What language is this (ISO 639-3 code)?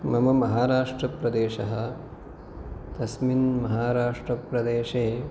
san